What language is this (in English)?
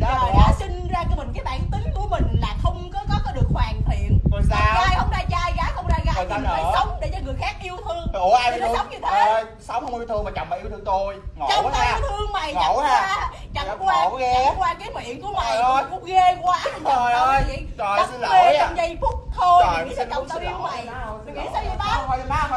Vietnamese